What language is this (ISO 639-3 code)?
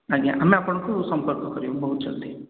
ori